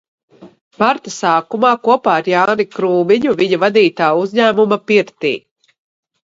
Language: Latvian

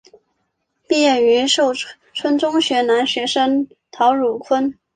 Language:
Chinese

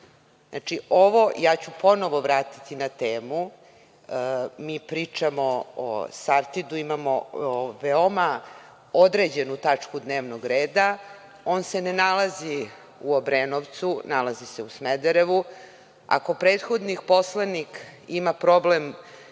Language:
Serbian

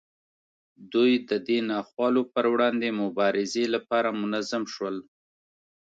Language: Pashto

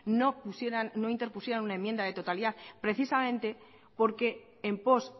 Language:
Spanish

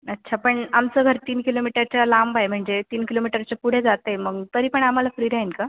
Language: Marathi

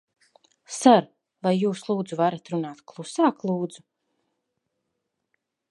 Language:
Latvian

